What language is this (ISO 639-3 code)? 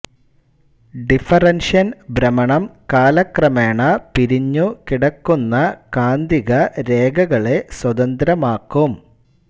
mal